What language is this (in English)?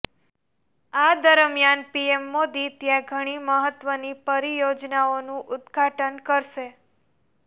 Gujarati